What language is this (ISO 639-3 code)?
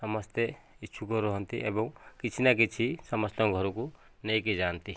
ori